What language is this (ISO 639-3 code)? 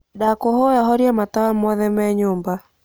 kik